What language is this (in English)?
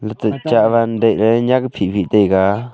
Wancho Naga